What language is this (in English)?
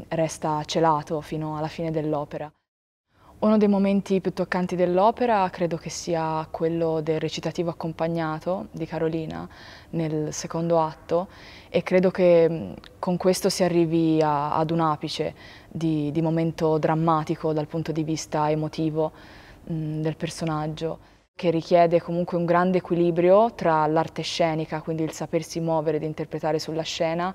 Italian